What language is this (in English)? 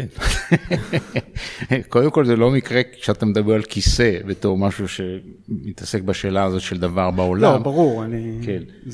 Hebrew